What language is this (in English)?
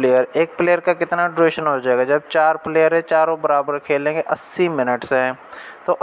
Hindi